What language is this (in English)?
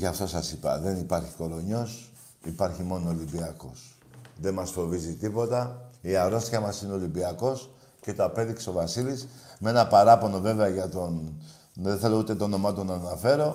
Greek